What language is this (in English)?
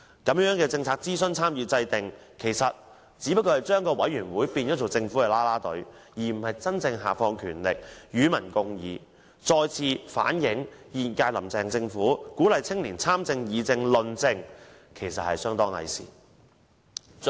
Cantonese